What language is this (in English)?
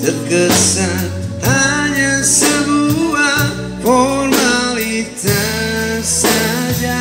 Indonesian